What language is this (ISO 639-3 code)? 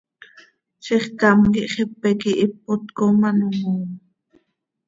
sei